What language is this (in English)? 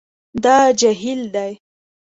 Pashto